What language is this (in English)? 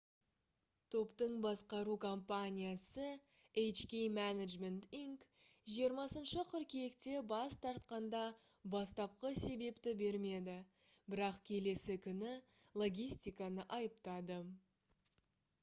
Kazakh